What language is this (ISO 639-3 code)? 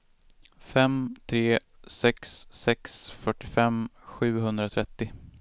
swe